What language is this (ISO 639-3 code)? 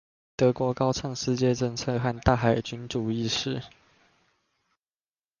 zho